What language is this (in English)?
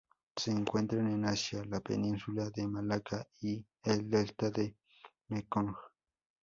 Spanish